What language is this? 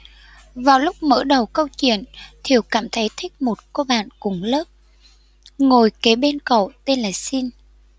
Vietnamese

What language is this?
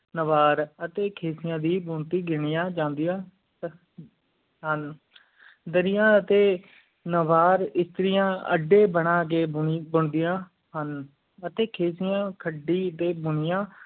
Punjabi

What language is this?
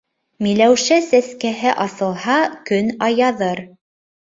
Bashkir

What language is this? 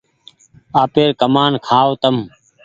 Goaria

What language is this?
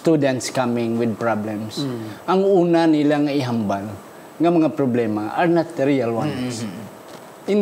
Filipino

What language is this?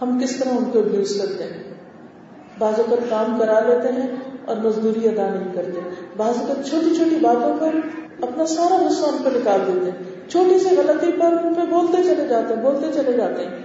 Urdu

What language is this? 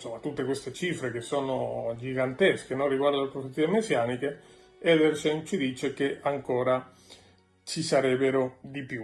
Italian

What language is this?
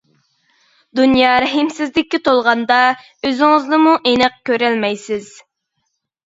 Uyghur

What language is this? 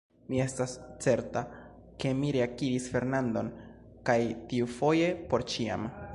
Esperanto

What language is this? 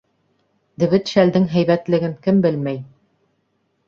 Bashkir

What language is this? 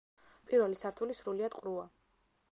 Georgian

